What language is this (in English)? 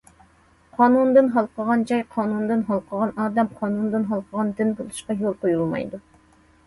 Uyghur